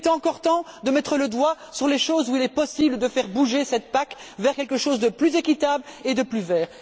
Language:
French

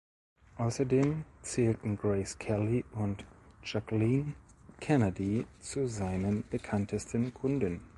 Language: German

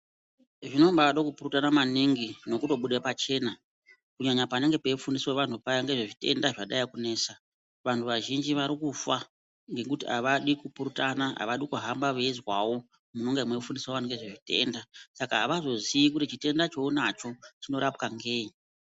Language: Ndau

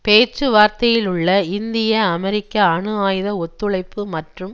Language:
Tamil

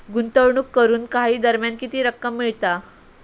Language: Marathi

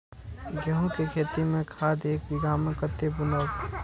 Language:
Maithili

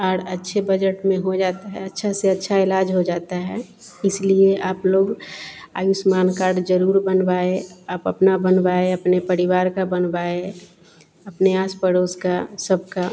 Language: Hindi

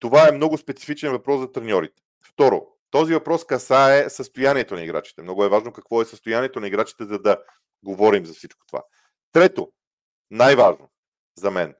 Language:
Bulgarian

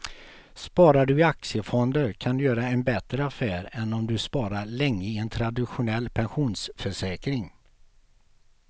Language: Swedish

